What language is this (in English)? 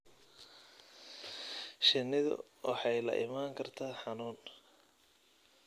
Somali